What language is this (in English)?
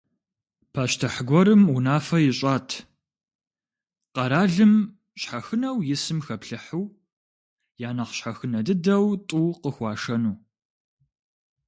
Kabardian